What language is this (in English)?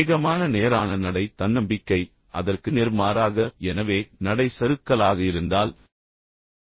Tamil